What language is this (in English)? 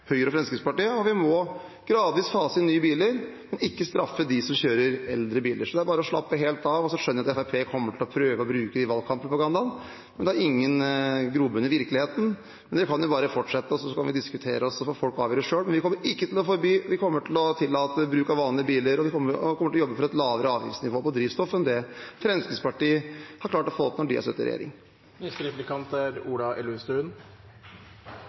Norwegian Bokmål